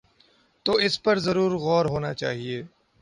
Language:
Urdu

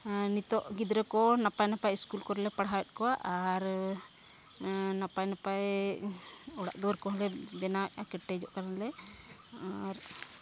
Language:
Santali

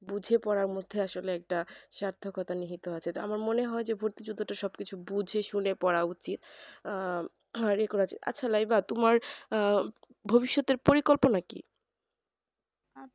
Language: Bangla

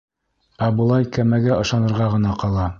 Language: Bashkir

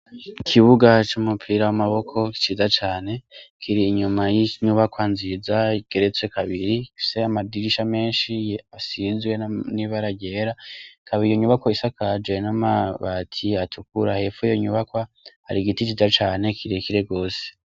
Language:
Rundi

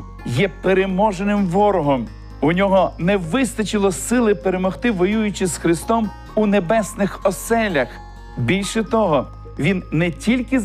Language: Ukrainian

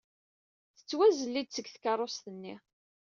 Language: Kabyle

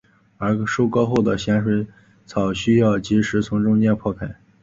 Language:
Chinese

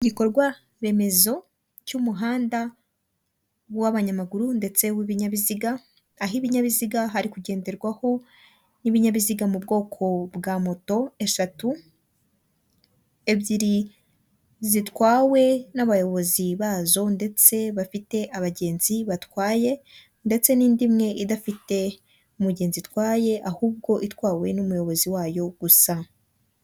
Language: Kinyarwanda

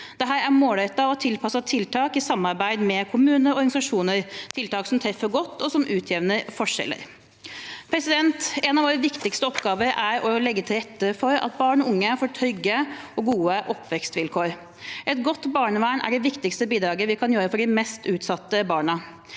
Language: Norwegian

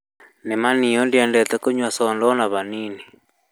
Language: Kikuyu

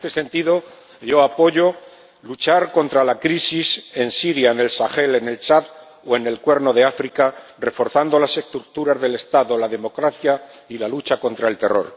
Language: Spanish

